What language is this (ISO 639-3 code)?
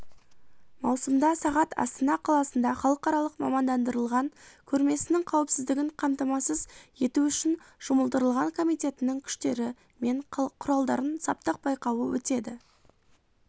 kaz